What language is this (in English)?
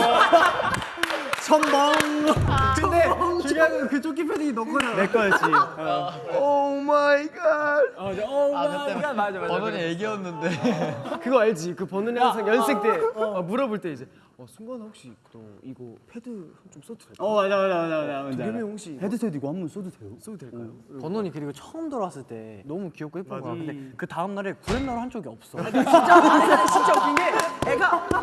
Korean